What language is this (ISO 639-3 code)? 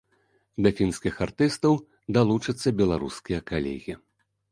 bel